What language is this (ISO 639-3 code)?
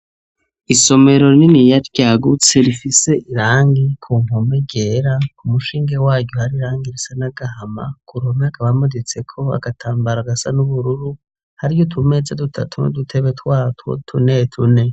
run